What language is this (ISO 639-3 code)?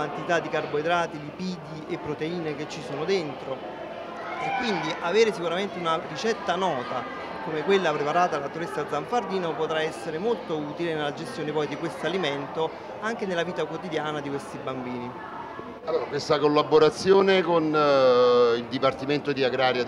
ita